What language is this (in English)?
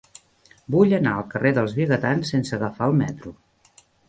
Catalan